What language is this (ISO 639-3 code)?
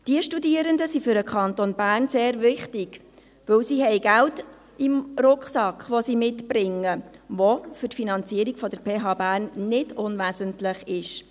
gsw